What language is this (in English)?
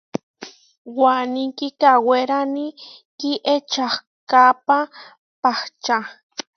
Huarijio